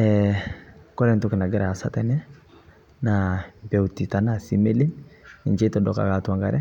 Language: Masai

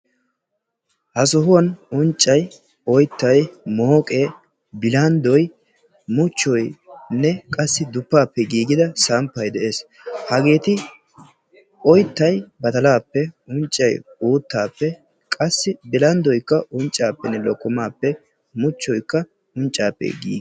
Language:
Wolaytta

